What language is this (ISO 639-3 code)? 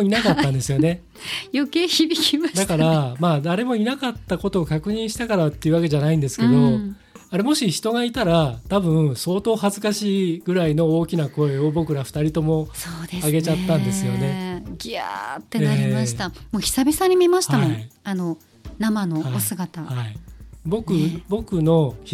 jpn